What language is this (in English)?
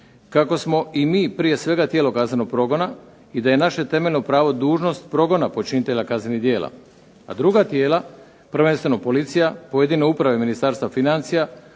Croatian